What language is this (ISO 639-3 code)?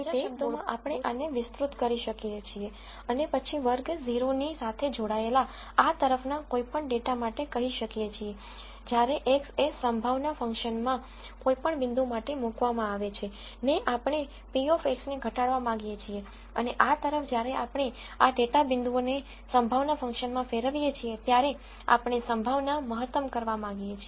guj